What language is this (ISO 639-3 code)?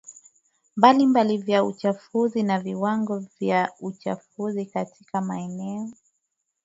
swa